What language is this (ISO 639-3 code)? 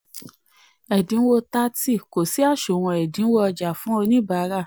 yor